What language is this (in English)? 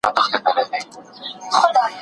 Pashto